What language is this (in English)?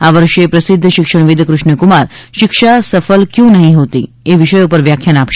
Gujarati